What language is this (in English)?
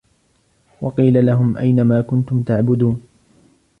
Arabic